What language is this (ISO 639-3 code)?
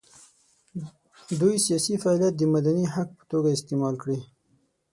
pus